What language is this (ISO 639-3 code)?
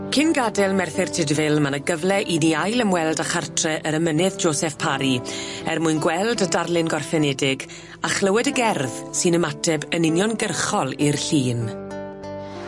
cym